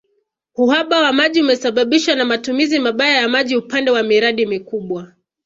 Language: Swahili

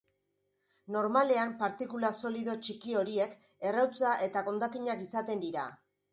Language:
Basque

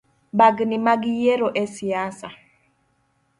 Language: Luo (Kenya and Tanzania)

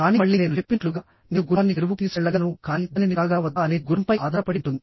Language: Telugu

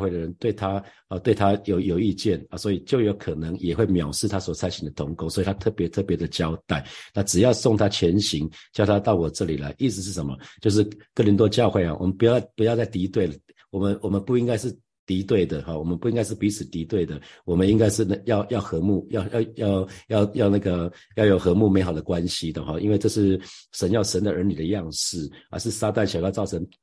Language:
Chinese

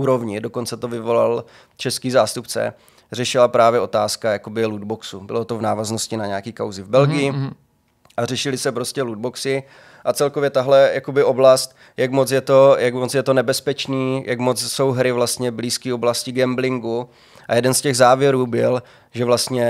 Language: Czech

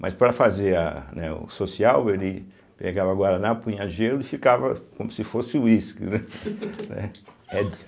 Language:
Portuguese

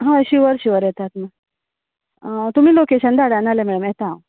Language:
Konkani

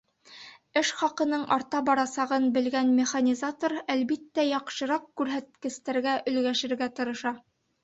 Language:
Bashkir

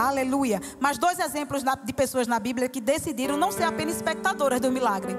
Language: Portuguese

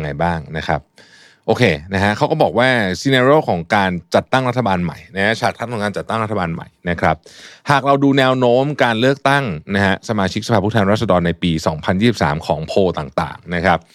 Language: Thai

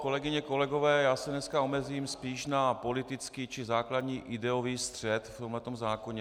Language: Czech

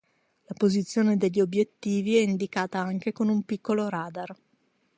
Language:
Italian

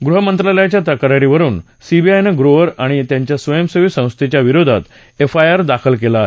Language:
Marathi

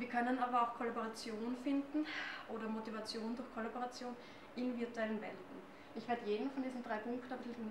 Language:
German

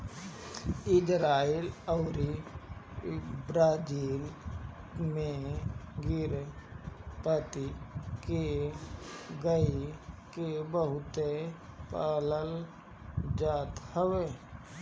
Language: Bhojpuri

